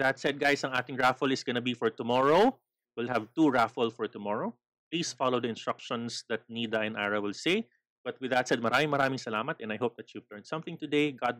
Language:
Filipino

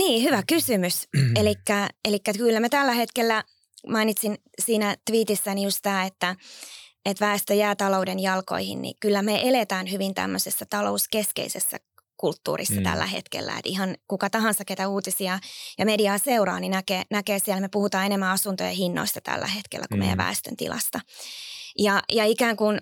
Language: Finnish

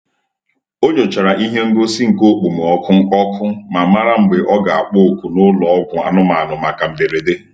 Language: Igbo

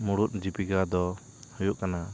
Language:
Santali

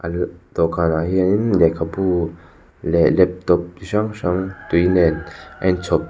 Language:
Mizo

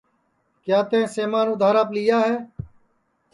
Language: Sansi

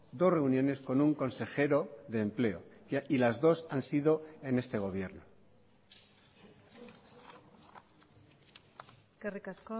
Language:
Spanish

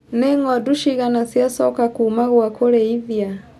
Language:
Kikuyu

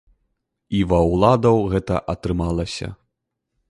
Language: Belarusian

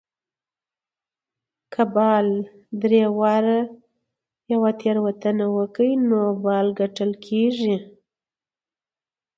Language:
Pashto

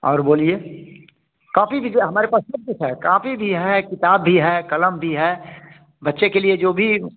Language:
Hindi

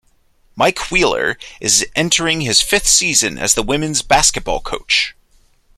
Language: English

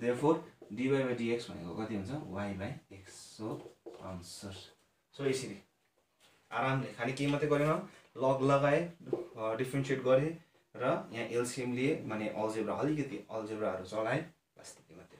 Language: Hindi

